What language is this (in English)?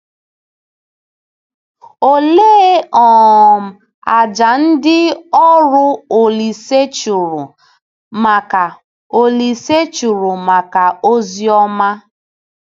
Igbo